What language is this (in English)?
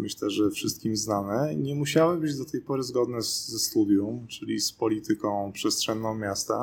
Polish